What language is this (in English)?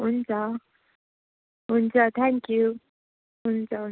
Nepali